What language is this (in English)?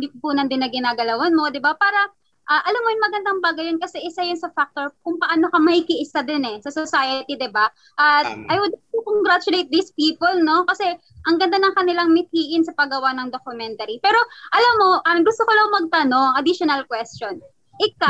Filipino